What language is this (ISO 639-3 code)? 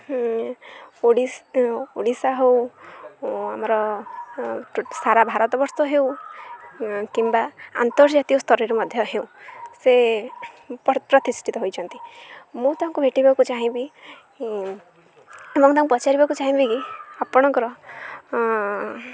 ori